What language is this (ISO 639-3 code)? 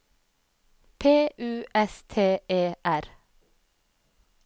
nor